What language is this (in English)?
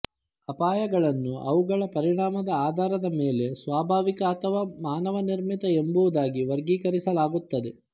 Kannada